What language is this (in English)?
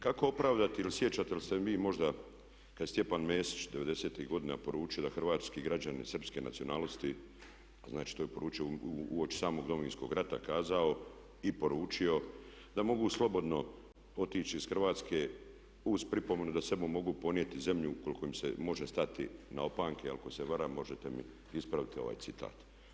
Croatian